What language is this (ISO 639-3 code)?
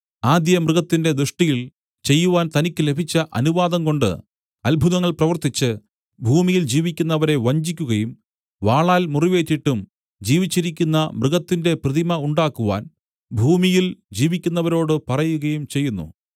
mal